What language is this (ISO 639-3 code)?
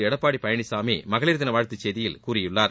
tam